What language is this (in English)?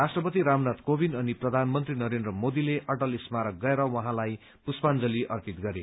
Nepali